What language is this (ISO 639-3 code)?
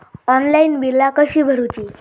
mar